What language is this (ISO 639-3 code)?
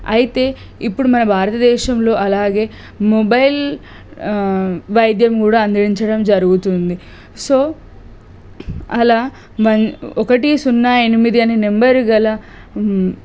tel